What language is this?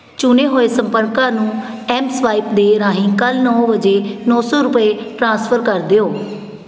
Punjabi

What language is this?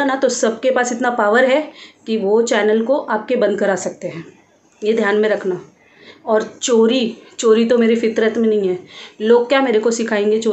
Hindi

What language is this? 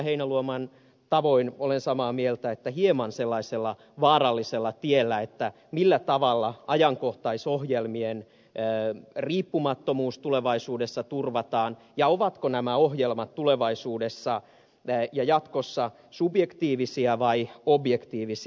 Finnish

